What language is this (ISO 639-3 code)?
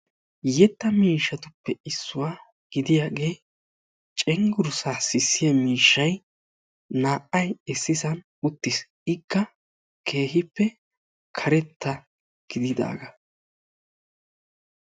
wal